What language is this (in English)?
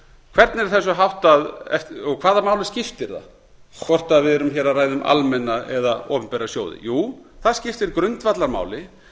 Icelandic